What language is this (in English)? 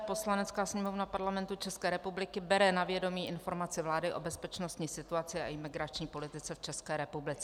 Czech